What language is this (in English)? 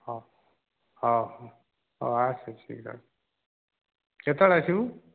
Odia